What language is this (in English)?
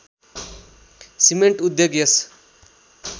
Nepali